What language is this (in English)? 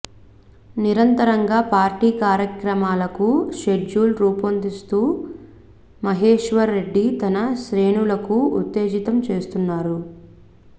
Telugu